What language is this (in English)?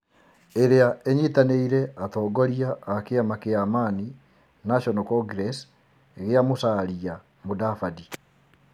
Kikuyu